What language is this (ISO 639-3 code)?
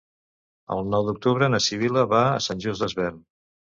cat